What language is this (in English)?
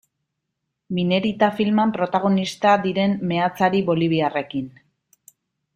Basque